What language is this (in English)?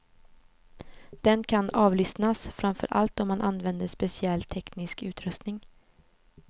Swedish